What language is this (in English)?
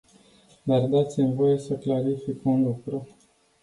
Romanian